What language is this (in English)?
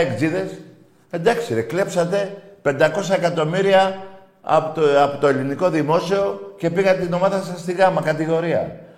Greek